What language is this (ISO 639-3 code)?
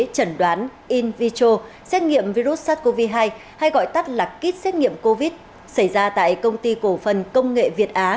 vie